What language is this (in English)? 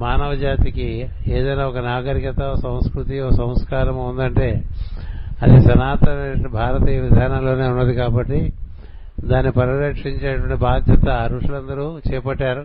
Telugu